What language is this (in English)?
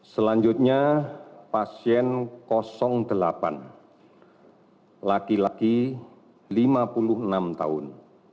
Indonesian